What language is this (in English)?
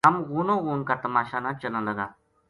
Gujari